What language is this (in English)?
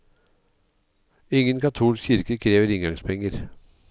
Norwegian